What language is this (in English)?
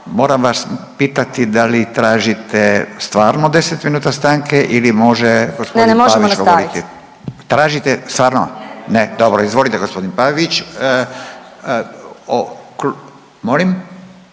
Croatian